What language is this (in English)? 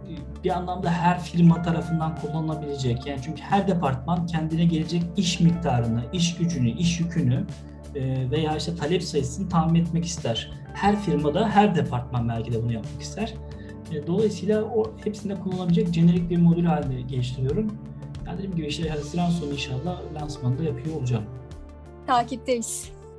Turkish